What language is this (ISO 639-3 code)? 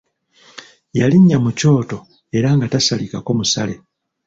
lug